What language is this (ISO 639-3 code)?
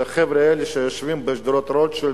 heb